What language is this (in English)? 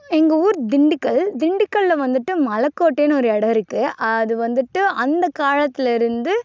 Tamil